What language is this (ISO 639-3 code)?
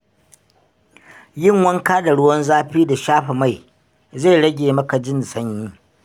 hau